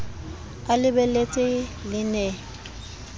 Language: Southern Sotho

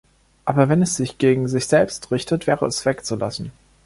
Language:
German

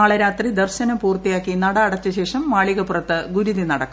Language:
Malayalam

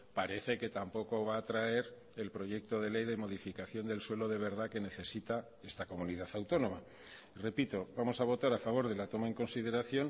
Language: Spanish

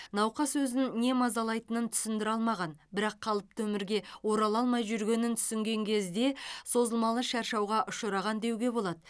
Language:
Kazakh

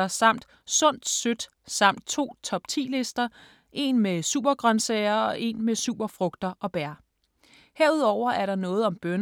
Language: Danish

